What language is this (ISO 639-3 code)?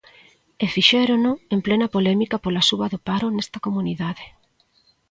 glg